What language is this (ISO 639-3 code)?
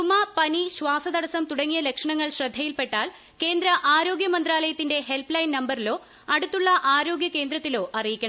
mal